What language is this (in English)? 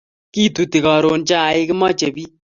Kalenjin